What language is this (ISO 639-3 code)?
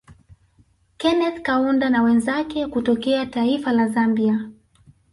swa